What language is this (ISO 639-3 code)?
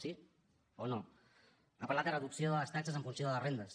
cat